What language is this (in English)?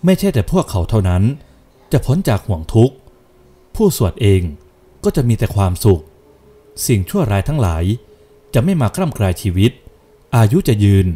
Thai